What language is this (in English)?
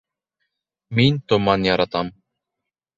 Bashkir